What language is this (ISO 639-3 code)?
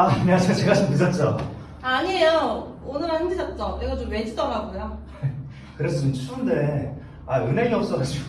kor